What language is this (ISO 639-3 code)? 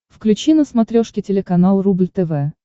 rus